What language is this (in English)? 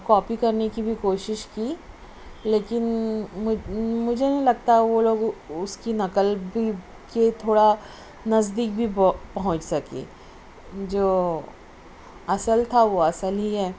Urdu